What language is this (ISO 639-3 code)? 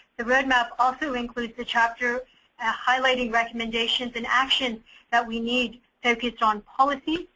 eng